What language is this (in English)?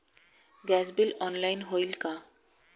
Marathi